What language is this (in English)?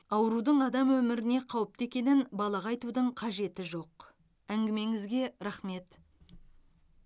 Kazakh